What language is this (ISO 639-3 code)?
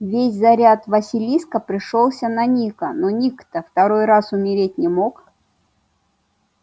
rus